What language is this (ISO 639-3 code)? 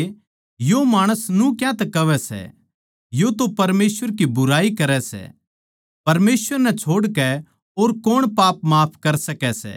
bgc